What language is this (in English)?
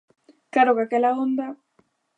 Galician